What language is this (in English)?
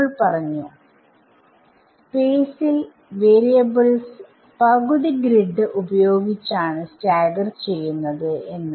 Malayalam